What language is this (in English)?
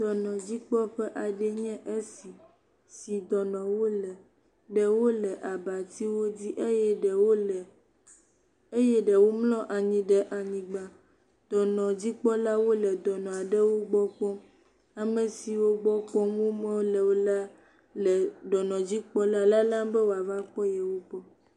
Ewe